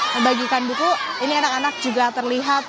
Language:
Indonesian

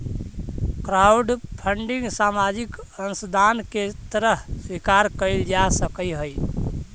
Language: Magahi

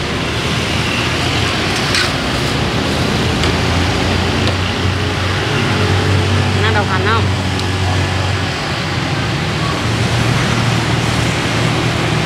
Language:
Vietnamese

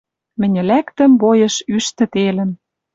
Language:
Western Mari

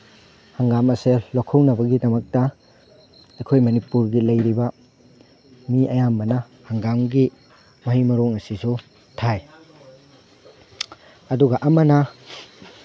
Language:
Manipuri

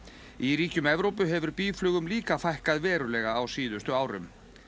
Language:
Icelandic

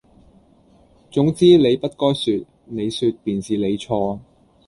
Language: Cantonese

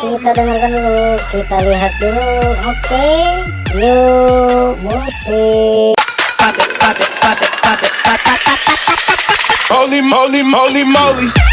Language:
Indonesian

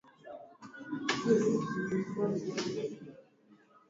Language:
Swahili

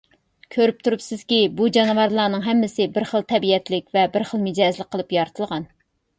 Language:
Uyghur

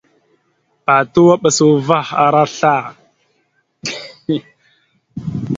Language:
Mada (Cameroon)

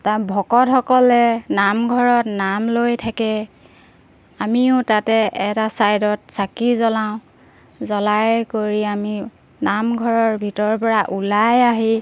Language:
Assamese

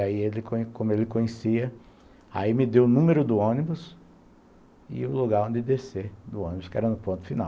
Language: Portuguese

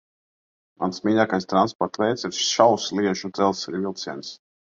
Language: Latvian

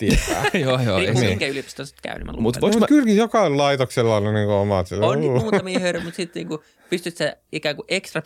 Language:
Finnish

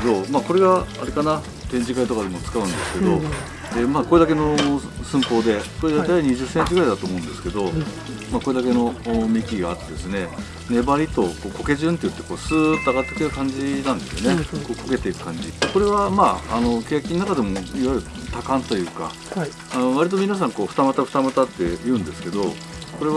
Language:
Japanese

